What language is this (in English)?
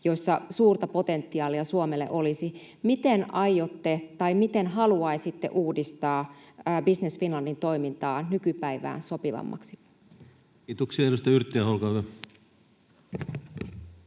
Finnish